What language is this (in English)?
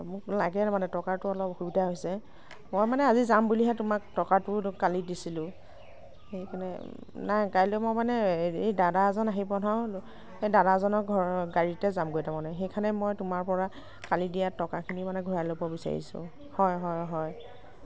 Assamese